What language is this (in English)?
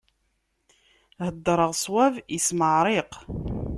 Kabyle